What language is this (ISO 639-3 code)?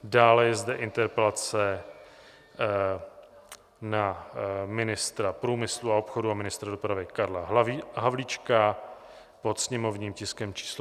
ces